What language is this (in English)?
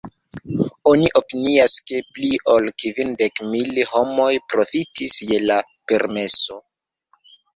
Esperanto